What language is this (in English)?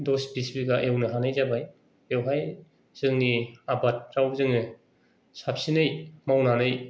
Bodo